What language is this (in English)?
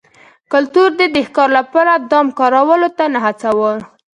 Pashto